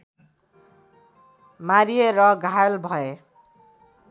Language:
Nepali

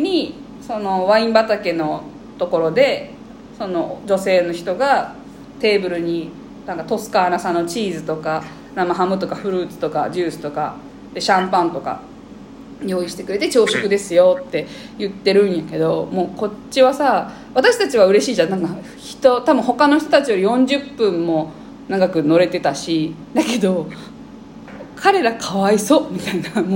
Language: Japanese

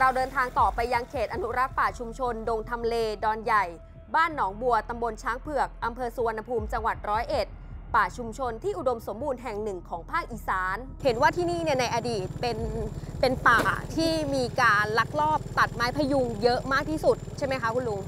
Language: Thai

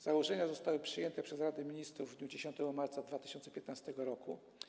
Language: Polish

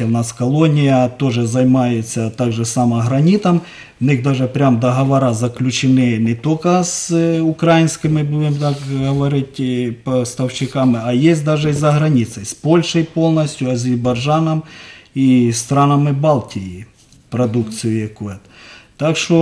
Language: Russian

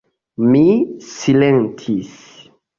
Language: Esperanto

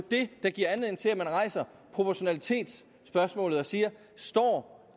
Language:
Danish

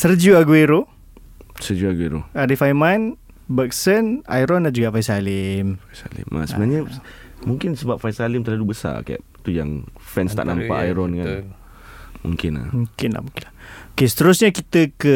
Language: Malay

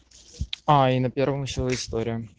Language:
Russian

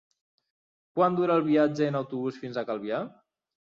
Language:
Catalan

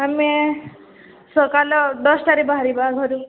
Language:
Odia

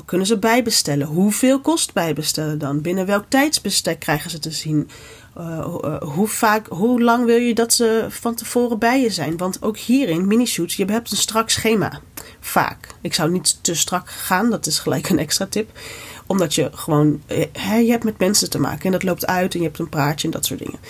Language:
Dutch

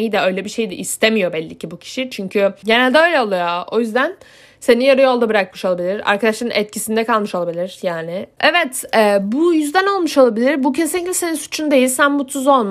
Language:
Turkish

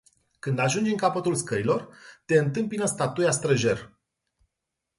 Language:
Romanian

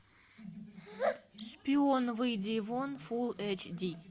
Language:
Russian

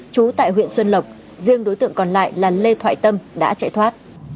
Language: Vietnamese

